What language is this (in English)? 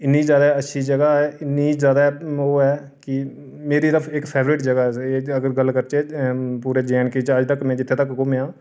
Dogri